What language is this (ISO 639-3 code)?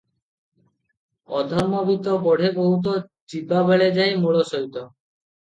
ori